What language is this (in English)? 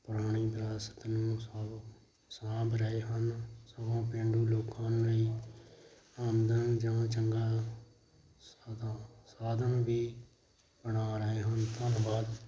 Punjabi